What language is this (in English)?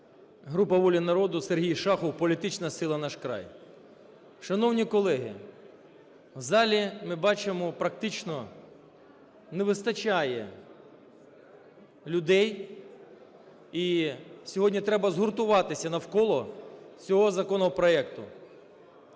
Ukrainian